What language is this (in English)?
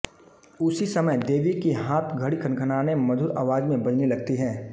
Hindi